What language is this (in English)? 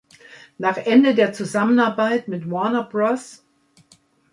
German